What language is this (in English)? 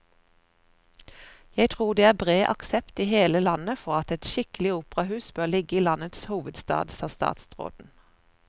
Norwegian